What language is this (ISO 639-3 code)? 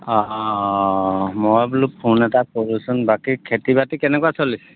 asm